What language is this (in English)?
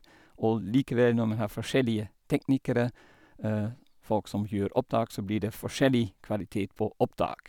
Norwegian